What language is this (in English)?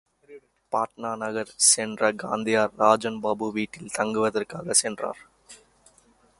Tamil